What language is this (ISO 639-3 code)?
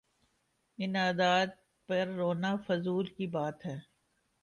urd